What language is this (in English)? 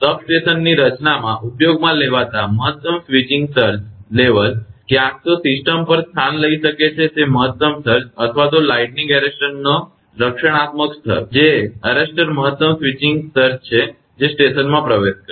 Gujarati